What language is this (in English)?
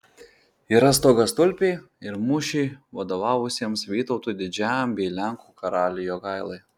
Lithuanian